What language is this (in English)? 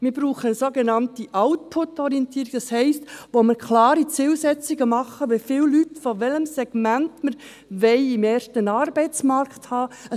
Swiss German